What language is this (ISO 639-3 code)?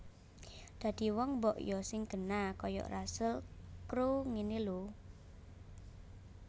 jav